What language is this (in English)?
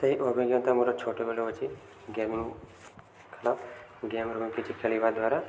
Odia